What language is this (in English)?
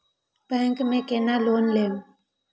Maithili